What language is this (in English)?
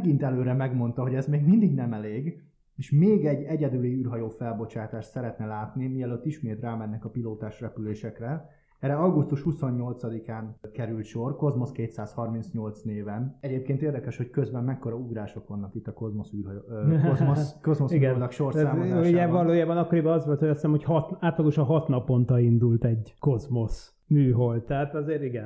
Hungarian